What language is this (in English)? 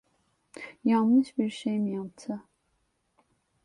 Turkish